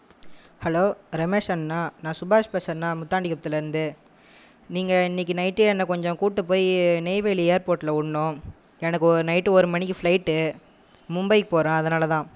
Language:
Tamil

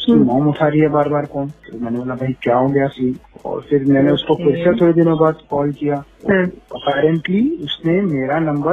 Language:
Hindi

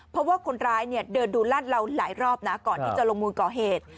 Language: Thai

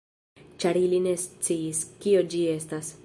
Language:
Esperanto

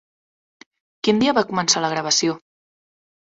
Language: Catalan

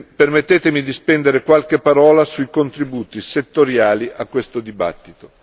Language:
Italian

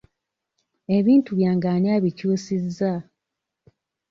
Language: Ganda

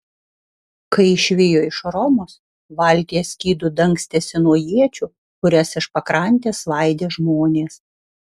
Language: Lithuanian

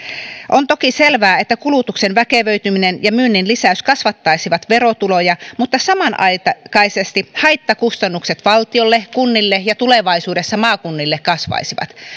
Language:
Finnish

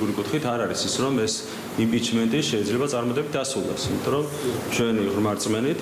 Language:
Romanian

